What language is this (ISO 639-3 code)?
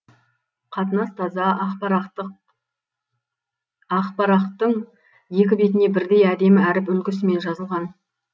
kaz